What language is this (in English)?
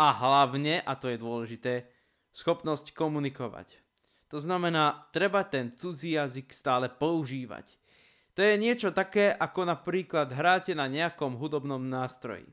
Slovak